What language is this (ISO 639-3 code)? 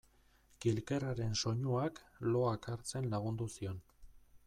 eus